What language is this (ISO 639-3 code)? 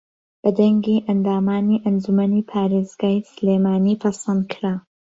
ckb